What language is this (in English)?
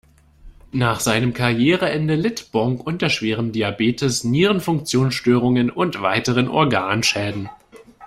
German